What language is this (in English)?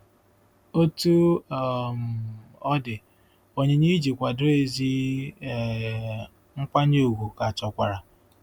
Igbo